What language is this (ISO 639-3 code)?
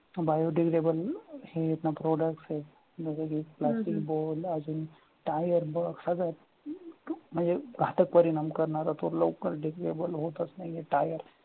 mar